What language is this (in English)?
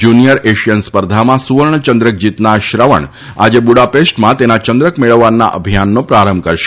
Gujarati